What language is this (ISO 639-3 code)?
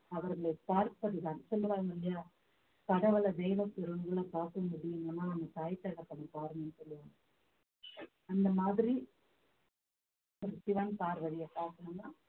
tam